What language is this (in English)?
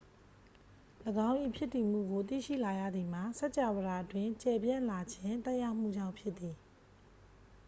Burmese